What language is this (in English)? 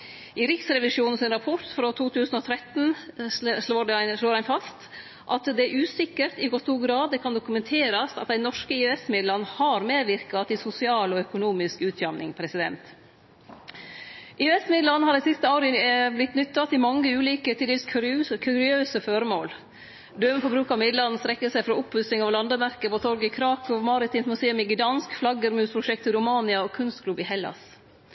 Norwegian Nynorsk